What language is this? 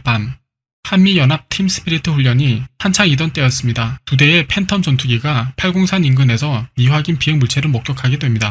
Korean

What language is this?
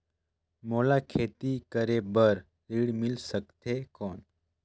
Chhattisgarhi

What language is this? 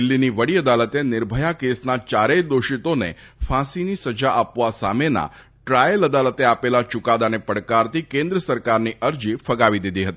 Gujarati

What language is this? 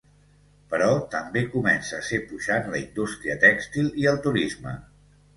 Catalan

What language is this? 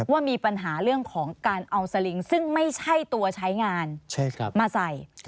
Thai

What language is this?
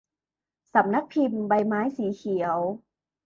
Thai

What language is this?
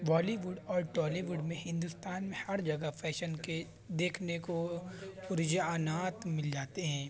Urdu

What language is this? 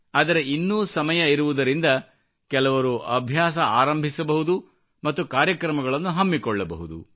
Kannada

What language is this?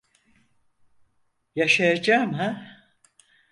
Turkish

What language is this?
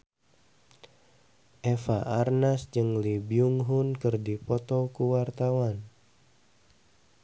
Sundanese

